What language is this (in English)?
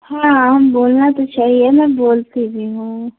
Hindi